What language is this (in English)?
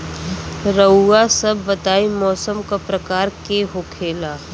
Bhojpuri